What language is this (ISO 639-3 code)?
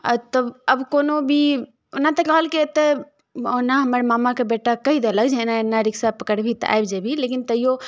mai